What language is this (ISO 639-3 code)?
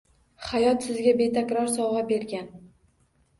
uzb